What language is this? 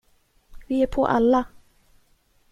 Swedish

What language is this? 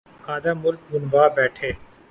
Urdu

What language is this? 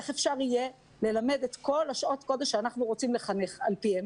Hebrew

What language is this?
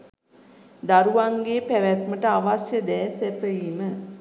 Sinhala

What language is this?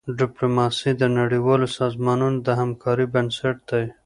Pashto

